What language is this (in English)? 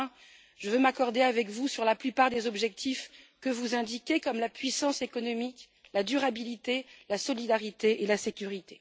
French